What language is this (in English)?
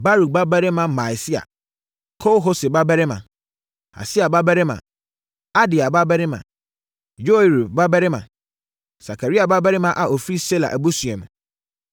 Akan